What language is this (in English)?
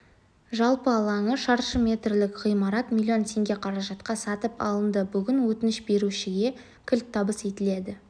Kazakh